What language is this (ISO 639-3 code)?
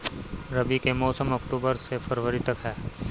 bho